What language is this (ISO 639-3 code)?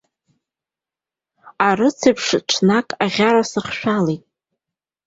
abk